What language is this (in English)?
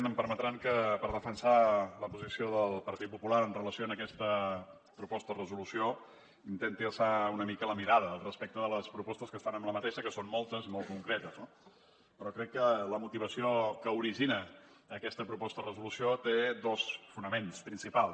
Catalan